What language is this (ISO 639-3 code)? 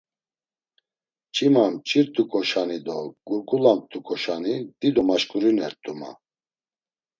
lzz